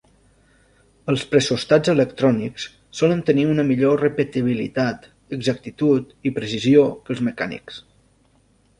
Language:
Catalan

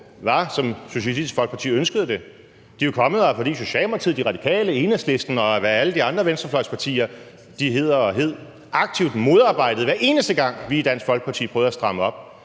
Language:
Danish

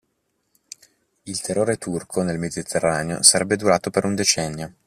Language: Italian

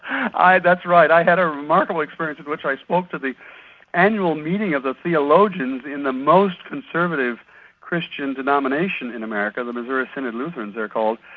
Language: English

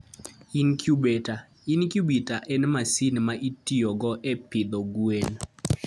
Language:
Luo (Kenya and Tanzania)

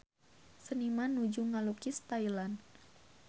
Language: Sundanese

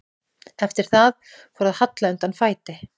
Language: Icelandic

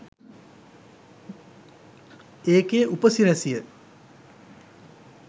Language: Sinhala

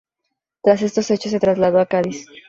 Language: Spanish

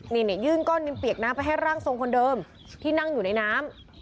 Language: Thai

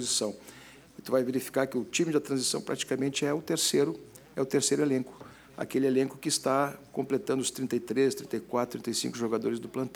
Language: Portuguese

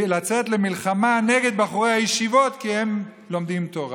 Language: Hebrew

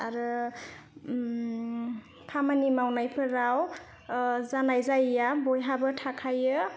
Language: Bodo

